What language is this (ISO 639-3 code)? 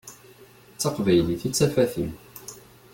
kab